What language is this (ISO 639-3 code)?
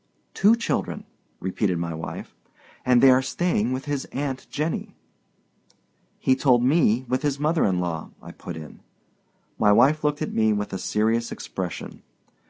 eng